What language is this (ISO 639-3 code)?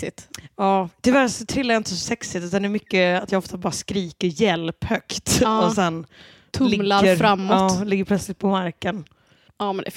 swe